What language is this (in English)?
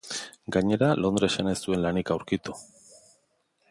Basque